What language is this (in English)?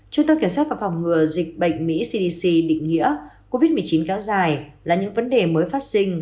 Vietnamese